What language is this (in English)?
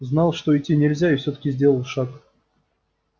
Russian